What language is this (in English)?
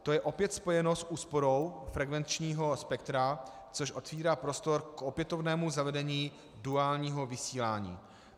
Czech